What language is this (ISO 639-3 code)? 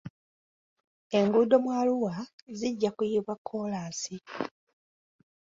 lug